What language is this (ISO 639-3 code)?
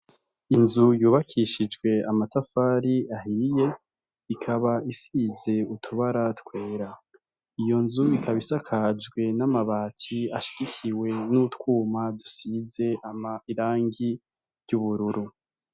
run